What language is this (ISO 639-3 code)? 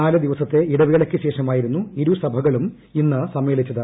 mal